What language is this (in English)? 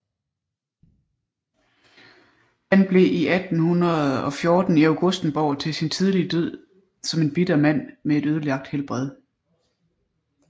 Danish